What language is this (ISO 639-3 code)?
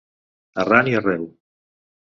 cat